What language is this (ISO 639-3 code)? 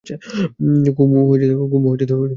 ben